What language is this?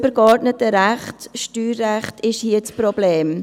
Swiss German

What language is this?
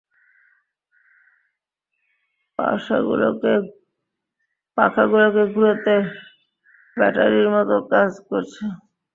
Bangla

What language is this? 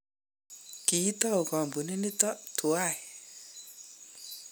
Kalenjin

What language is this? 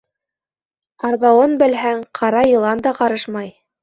Bashkir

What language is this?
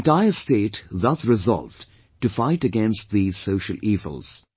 English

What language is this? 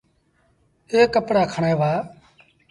Sindhi Bhil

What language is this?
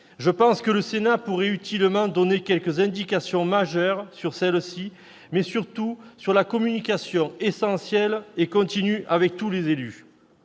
French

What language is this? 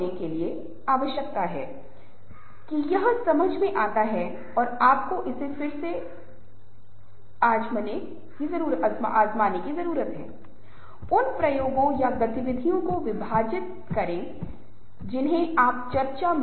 Hindi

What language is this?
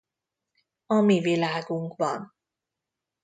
Hungarian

